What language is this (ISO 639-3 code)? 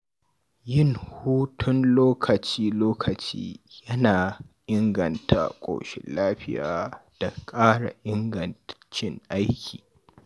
hau